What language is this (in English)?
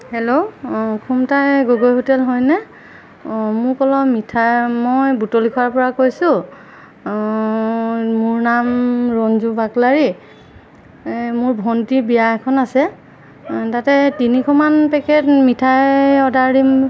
Assamese